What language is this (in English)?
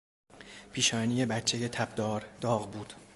Persian